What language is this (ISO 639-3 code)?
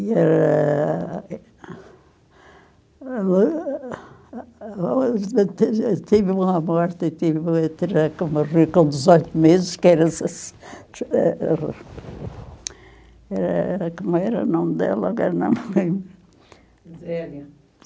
por